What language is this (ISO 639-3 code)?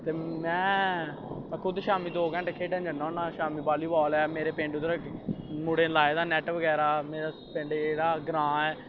doi